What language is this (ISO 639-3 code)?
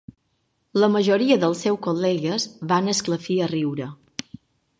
cat